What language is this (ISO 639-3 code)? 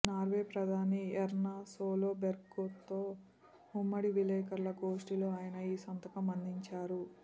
tel